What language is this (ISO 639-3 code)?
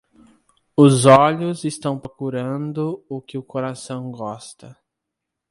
por